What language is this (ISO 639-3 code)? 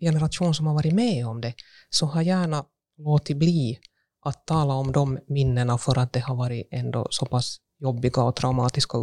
swe